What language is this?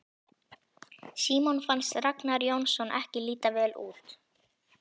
Icelandic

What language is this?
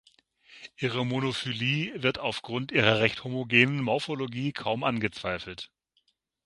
German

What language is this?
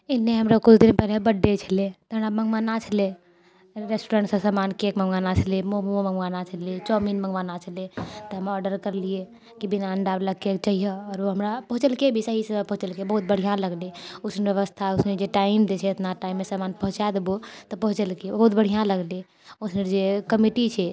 Maithili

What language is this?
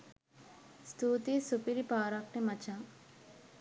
Sinhala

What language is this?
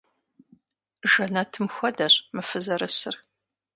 Kabardian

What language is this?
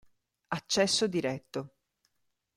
Italian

